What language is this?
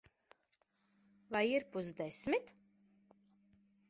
Latvian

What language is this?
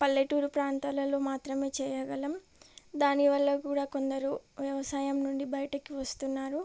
Telugu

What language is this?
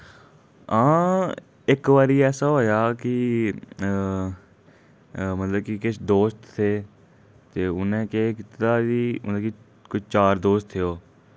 Dogri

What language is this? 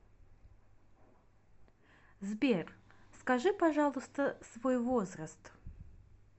Russian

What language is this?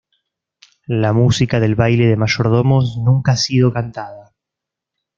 Spanish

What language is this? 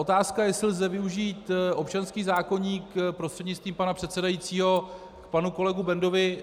Czech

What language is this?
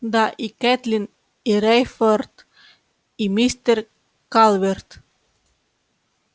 Russian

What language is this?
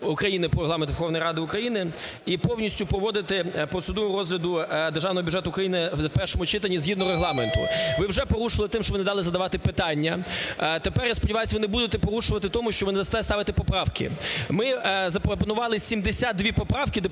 Ukrainian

